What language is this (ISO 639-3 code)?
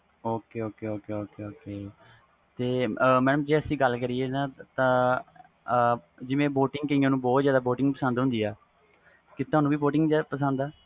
pan